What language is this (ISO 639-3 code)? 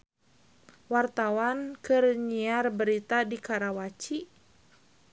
sun